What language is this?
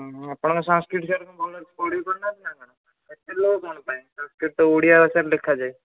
Odia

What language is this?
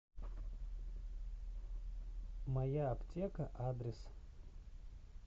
Russian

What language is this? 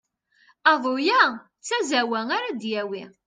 Kabyle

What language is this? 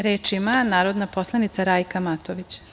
Serbian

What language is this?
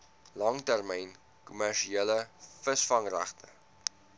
Afrikaans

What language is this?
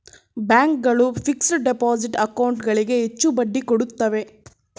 Kannada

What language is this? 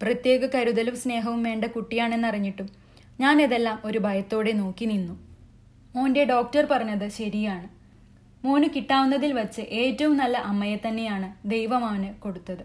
Malayalam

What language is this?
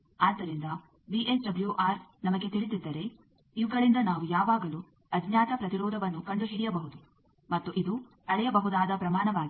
Kannada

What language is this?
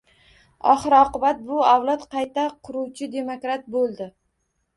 Uzbek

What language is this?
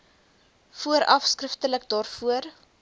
Afrikaans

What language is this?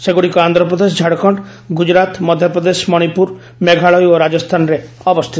Odia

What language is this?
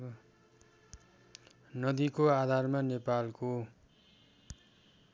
Nepali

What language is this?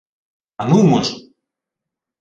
Ukrainian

